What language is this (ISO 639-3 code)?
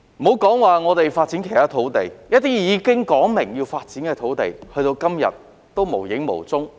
yue